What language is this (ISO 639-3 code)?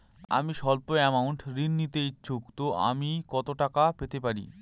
ben